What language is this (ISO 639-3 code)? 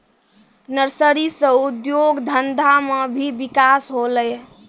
mai